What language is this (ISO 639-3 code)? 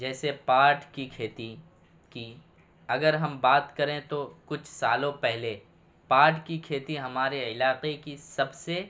urd